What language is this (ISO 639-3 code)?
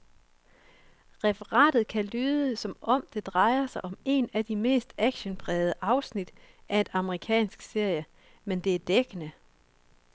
dan